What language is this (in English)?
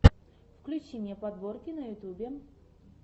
Russian